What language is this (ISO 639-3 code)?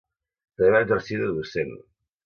cat